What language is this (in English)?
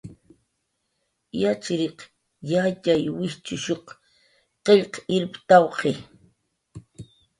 Jaqaru